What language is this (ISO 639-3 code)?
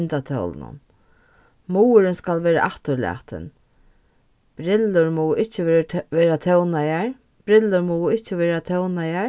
fao